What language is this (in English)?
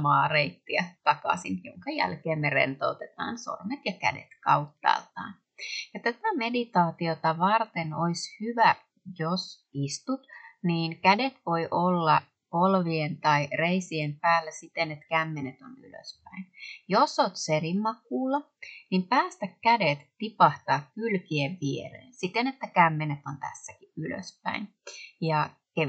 Finnish